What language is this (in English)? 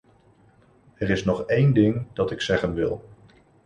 Dutch